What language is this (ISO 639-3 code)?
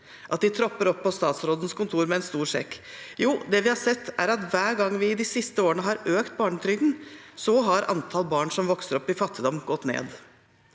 nor